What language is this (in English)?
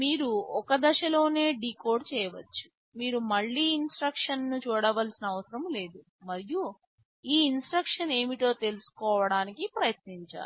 Telugu